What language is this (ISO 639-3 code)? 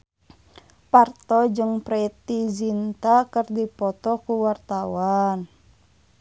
sun